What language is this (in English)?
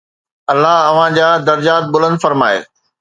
Sindhi